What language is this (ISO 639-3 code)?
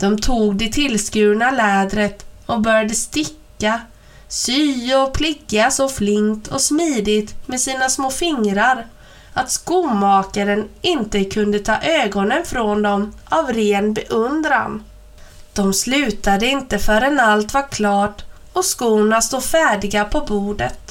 swe